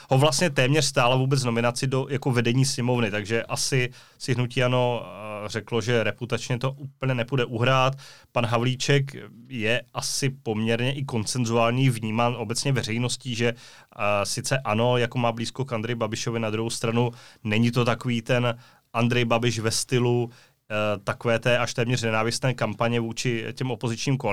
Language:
Czech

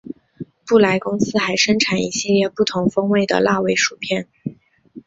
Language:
Chinese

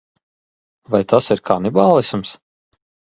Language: Latvian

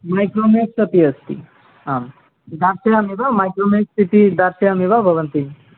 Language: Sanskrit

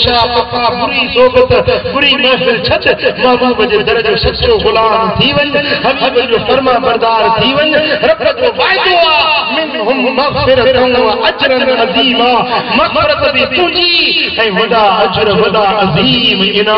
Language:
Turkish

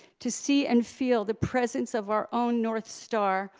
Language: English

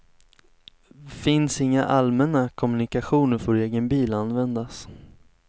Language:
Swedish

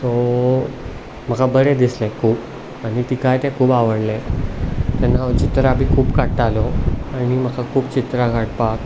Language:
Konkani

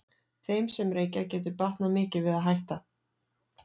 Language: Icelandic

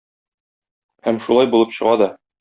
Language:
Tatar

